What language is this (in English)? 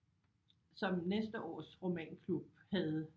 Danish